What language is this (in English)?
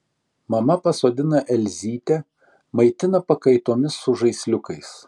Lithuanian